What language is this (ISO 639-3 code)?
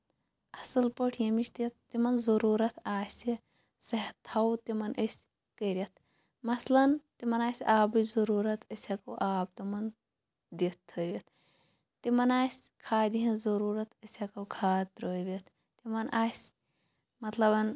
kas